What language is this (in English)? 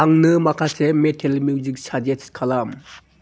Bodo